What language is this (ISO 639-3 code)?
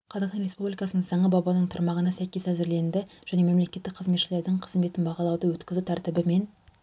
kaz